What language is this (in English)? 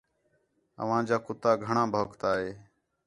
Khetrani